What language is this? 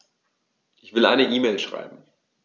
German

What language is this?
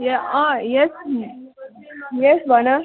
Nepali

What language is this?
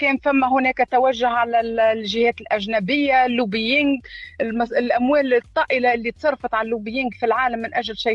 Arabic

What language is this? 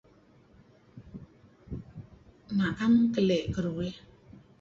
Kelabit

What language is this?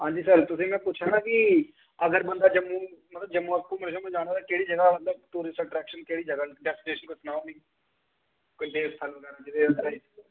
Dogri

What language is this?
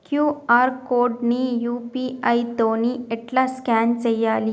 Telugu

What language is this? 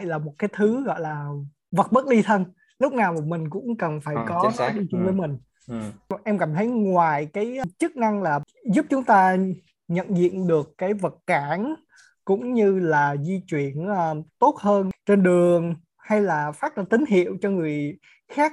Vietnamese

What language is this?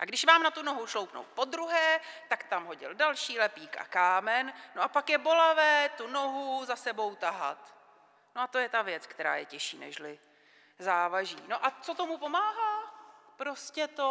Czech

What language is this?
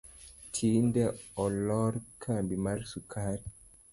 Luo (Kenya and Tanzania)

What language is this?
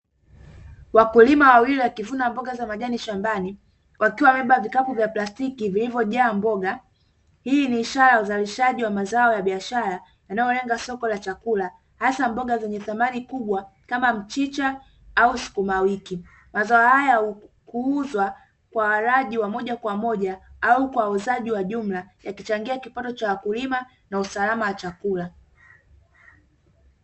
Swahili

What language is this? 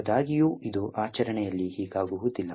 Kannada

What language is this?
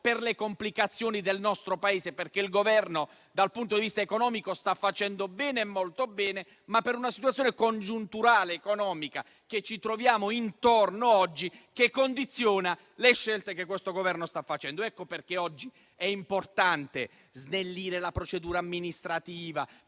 Italian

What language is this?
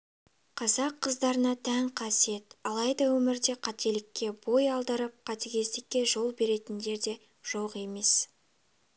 Kazakh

